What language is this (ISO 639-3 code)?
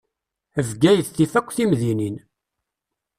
kab